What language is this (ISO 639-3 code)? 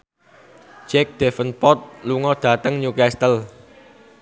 jav